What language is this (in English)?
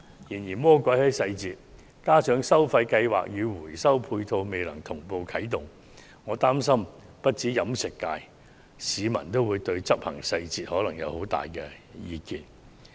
Cantonese